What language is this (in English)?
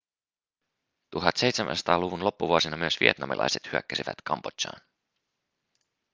Finnish